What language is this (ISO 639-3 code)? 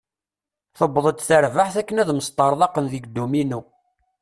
kab